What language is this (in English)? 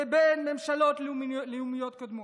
Hebrew